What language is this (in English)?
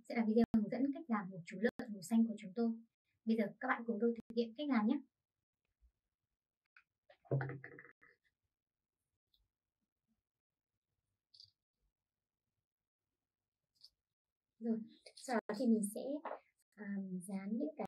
Vietnamese